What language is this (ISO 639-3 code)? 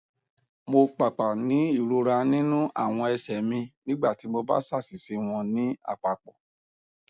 yor